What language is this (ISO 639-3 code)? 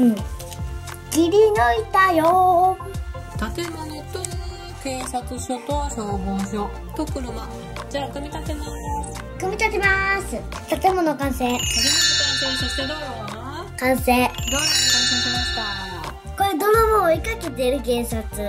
jpn